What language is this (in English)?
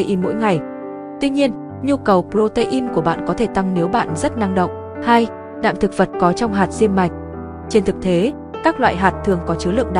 Vietnamese